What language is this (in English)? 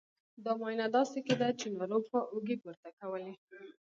Pashto